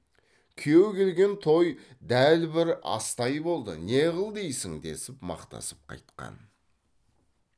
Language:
Kazakh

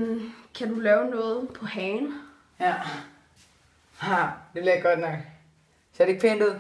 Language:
Danish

